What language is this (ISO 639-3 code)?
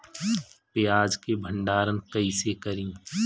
bho